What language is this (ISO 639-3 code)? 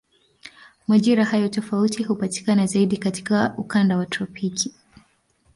swa